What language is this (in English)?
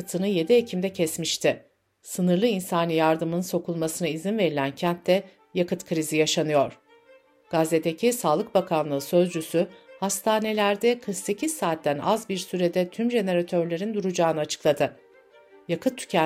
Turkish